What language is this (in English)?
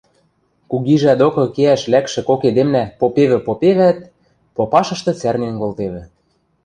Western Mari